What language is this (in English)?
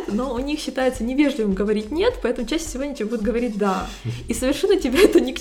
Russian